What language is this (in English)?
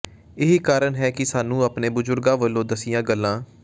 Punjabi